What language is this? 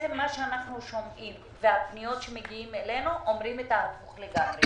Hebrew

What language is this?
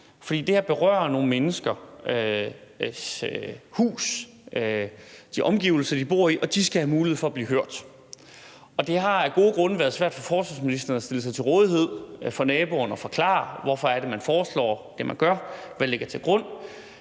Danish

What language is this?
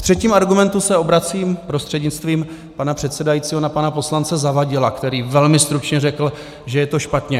Czech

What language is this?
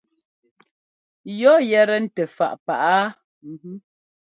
Ngomba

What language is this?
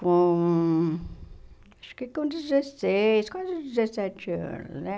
Portuguese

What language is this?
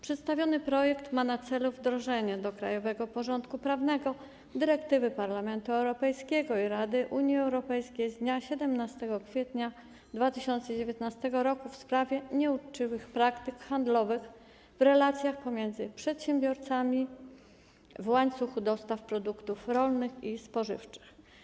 Polish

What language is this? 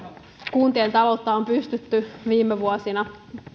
Finnish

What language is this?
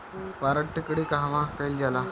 Bhojpuri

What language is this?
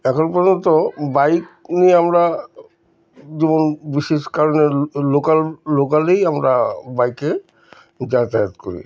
Bangla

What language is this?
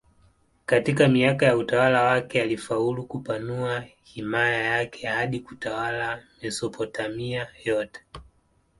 Swahili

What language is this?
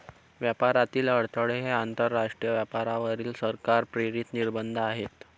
Marathi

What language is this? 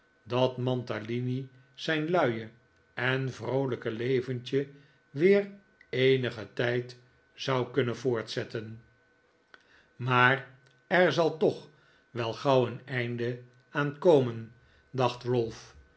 Dutch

